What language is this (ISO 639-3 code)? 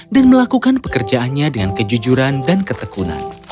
ind